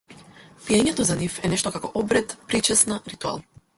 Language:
Macedonian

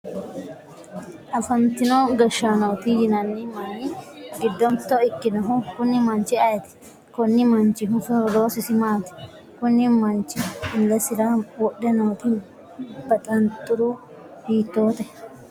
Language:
Sidamo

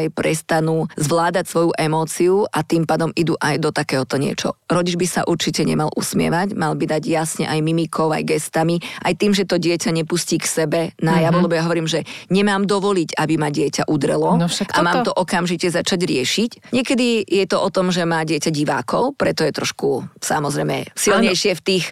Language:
Slovak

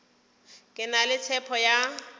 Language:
Northern Sotho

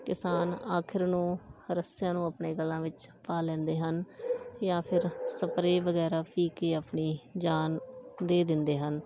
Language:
Punjabi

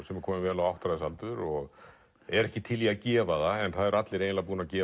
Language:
Icelandic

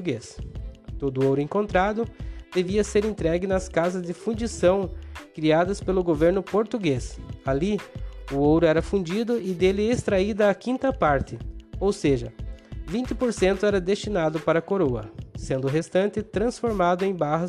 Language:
Portuguese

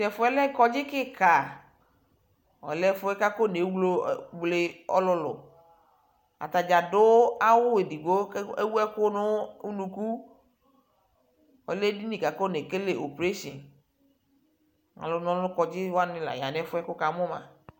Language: Ikposo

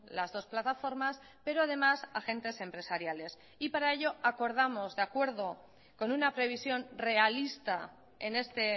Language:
Spanish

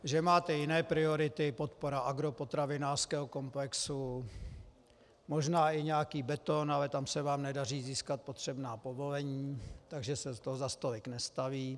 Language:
Czech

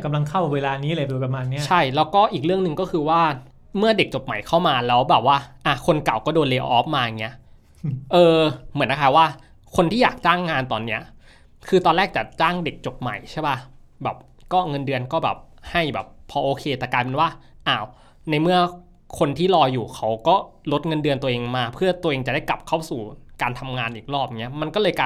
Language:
Thai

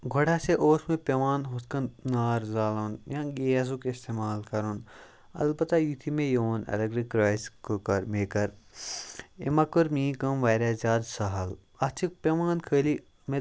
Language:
Kashmiri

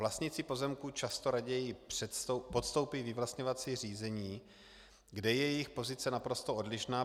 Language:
Czech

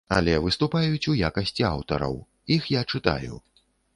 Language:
Belarusian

